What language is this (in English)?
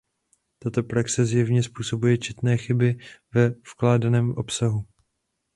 Czech